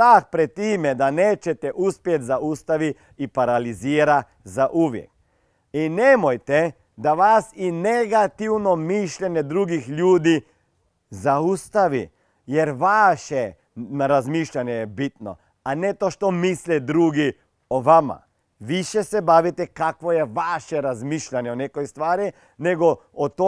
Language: Croatian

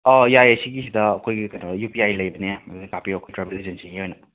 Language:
Manipuri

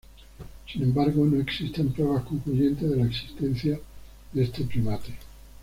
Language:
Spanish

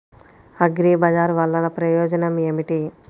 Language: Telugu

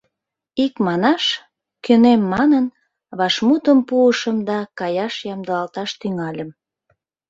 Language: Mari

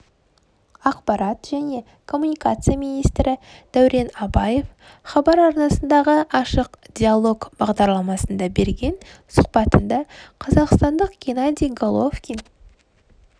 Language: Kazakh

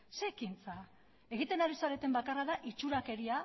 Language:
Basque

